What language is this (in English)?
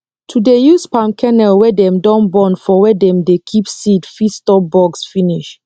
Nigerian Pidgin